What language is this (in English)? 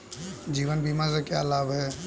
Hindi